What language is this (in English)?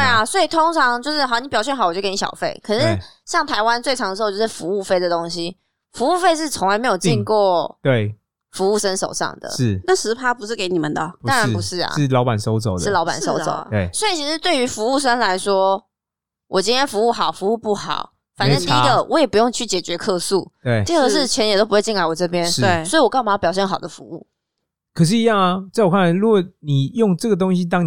Chinese